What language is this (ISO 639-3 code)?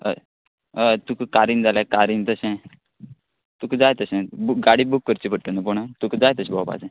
kok